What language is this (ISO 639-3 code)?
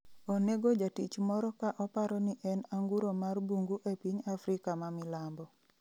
luo